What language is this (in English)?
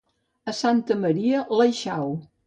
Catalan